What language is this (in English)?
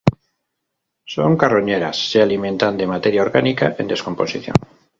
Spanish